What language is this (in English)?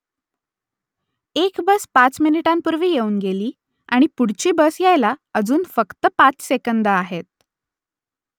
Marathi